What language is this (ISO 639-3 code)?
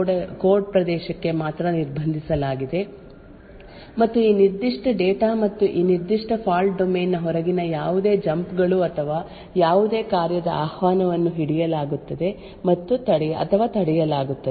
kan